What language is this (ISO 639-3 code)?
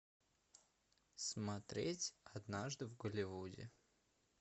rus